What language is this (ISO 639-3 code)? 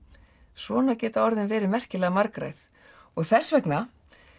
isl